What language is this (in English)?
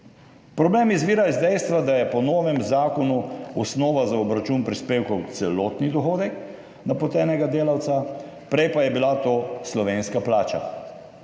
Slovenian